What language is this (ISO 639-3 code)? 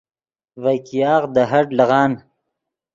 ydg